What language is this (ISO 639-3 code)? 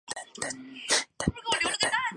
zho